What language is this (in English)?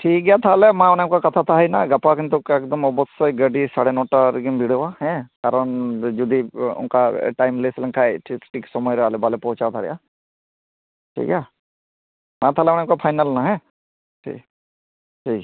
Santali